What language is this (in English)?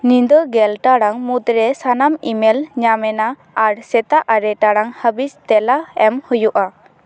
Santali